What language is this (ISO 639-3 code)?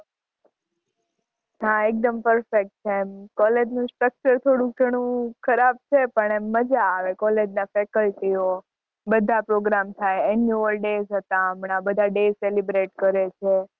guj